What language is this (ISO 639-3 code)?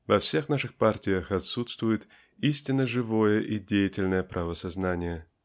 rus